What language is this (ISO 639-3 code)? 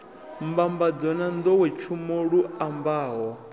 ven